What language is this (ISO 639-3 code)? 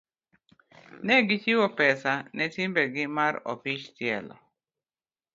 luo